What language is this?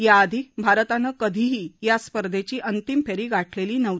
Marathi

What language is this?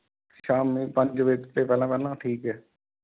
Punjabi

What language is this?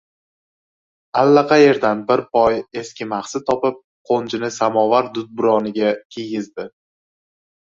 Uzbek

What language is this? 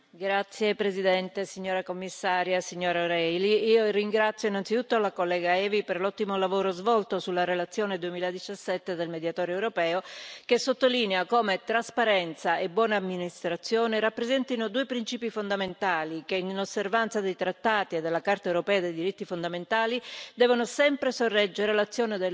Italian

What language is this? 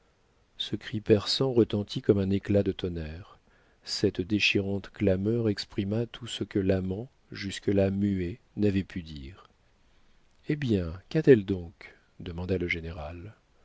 French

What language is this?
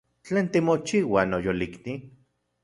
Central Puebla Nahuatl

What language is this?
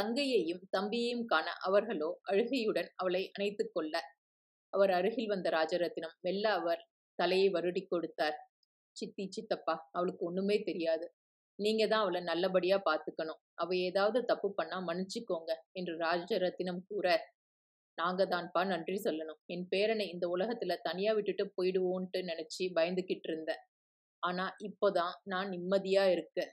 Tamil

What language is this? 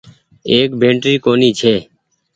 Goaria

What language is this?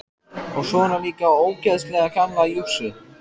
Icelandic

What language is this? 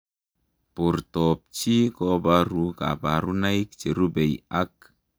Kalenjin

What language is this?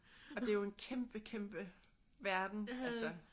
Danish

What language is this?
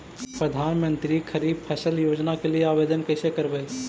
Magahi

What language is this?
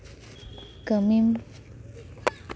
Santali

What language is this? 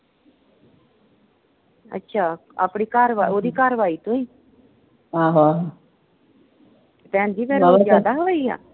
Punjabi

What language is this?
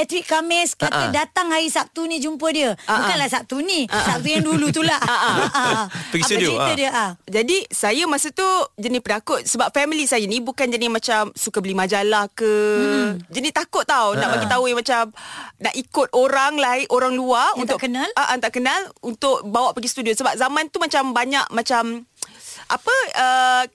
Malay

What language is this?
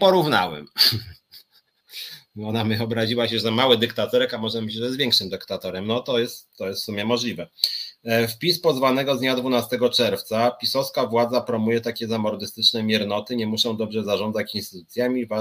Polish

